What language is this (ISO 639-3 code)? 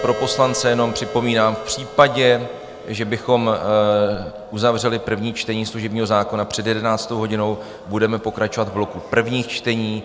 ces